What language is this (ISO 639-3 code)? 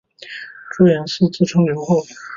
zho